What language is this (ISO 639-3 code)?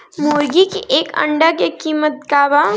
bho